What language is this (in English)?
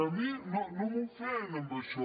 Catalan